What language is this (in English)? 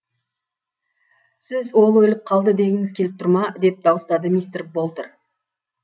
Kazakh